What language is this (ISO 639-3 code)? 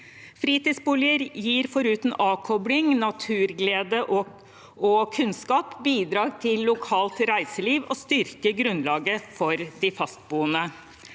nor